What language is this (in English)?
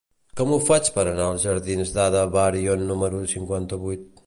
Catalan